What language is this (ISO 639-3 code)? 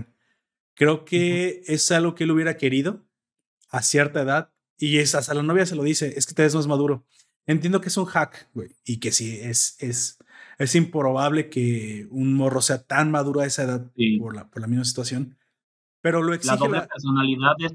spa